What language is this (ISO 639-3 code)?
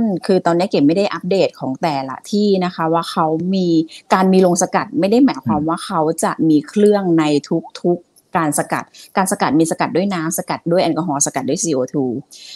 tha